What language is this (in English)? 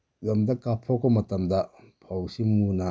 Manipuri